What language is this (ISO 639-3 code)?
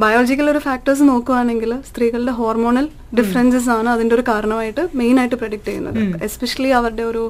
mal